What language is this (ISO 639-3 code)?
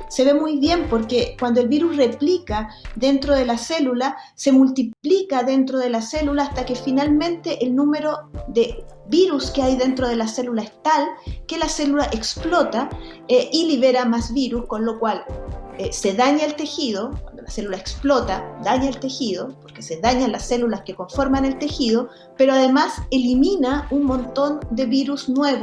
spa